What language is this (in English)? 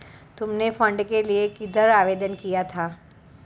Hindi